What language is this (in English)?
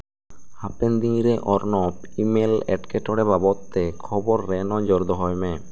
Santali